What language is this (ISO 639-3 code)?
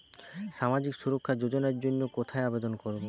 ben